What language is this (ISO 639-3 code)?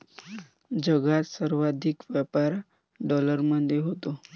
mar